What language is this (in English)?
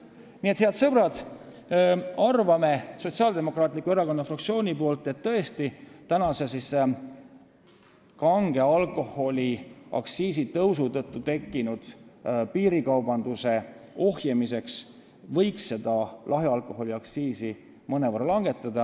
Estonian